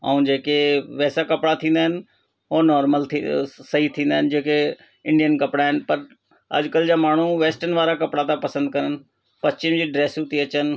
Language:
Sindhi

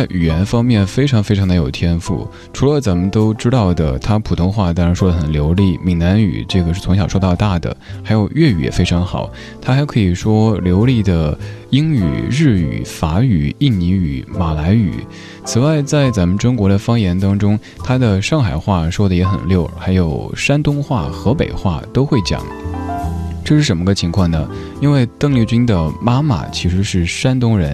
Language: Chinese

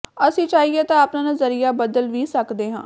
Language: Punjabi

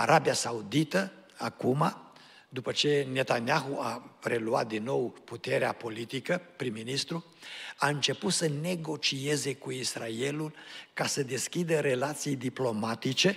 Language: Romanian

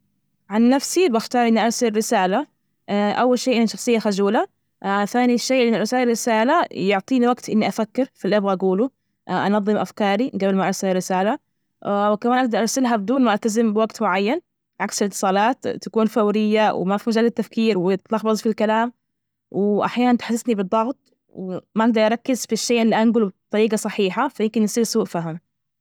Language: Najdi Arabic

